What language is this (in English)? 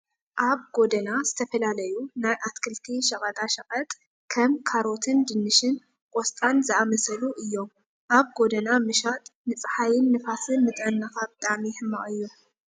Tigrinya